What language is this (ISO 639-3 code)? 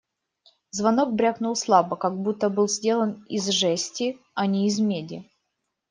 rus